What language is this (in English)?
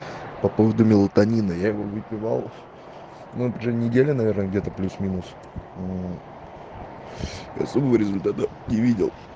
Russian